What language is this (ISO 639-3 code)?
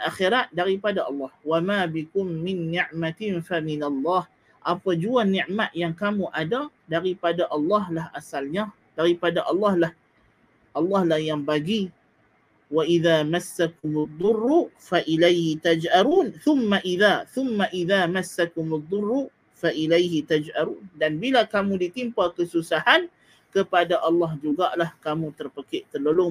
msa